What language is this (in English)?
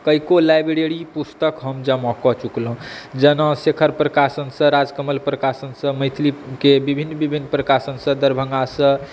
Maithili